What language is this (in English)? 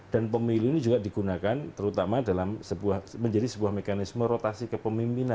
Indonesian